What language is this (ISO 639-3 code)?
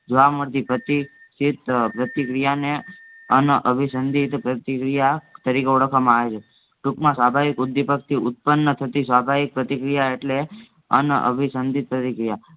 guj